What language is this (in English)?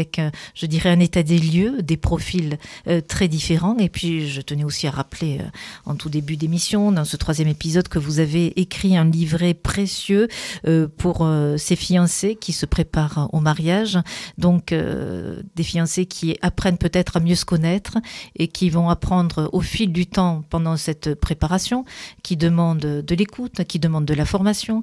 French